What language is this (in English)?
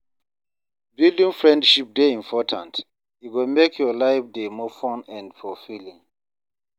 Nigerian Pidgin